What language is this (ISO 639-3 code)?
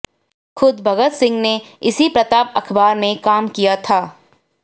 hin